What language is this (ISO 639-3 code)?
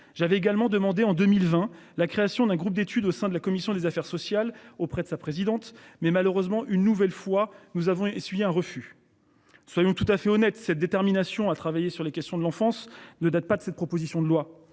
fra